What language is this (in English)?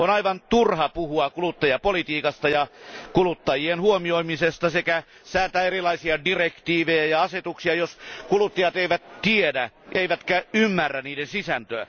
Finnish